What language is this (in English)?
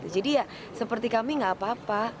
Indonesian